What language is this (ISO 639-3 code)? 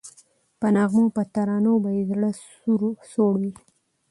pus